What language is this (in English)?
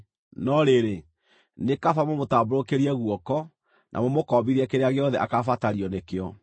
Kikuyu